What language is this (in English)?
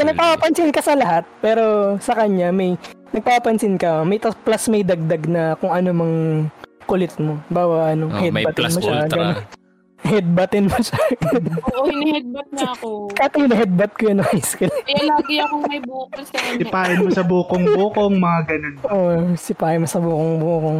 Filipino